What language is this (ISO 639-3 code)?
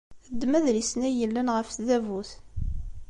kab